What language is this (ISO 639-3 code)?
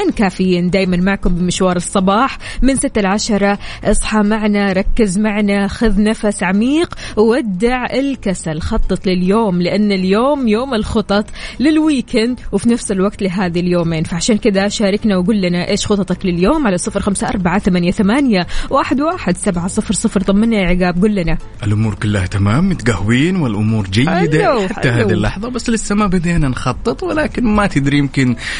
ara